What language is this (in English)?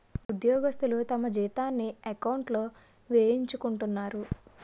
Telugu